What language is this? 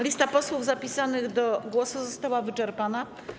Polish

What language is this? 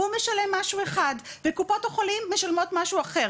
Hebrew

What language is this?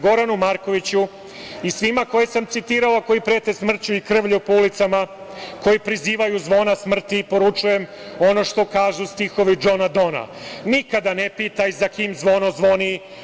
Serbian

